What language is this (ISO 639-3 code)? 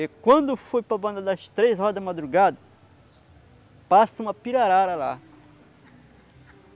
por